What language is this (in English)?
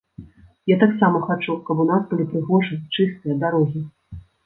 Belarusian